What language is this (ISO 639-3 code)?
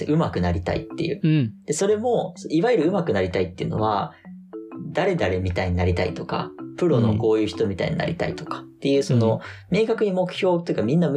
jpn